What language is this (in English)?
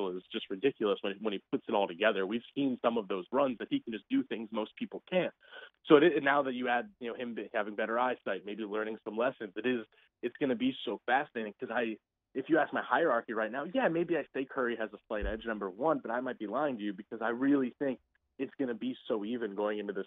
English